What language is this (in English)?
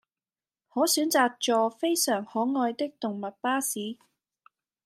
Cantonese